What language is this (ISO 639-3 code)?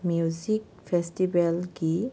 mni